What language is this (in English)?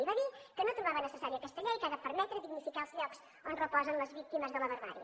Catalan